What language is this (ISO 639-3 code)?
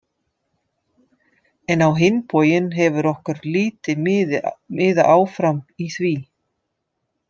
isl